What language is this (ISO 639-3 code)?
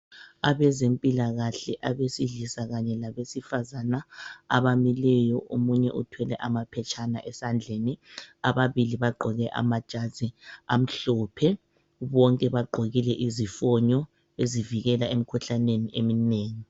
nde